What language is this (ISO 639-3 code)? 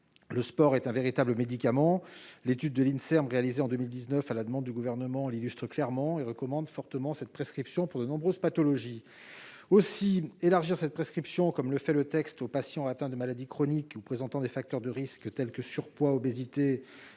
fra